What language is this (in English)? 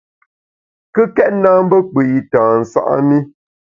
Bamun